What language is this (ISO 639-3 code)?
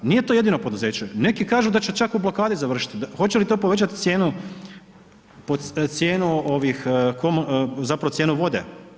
hrv